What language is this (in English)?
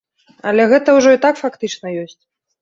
Belarusian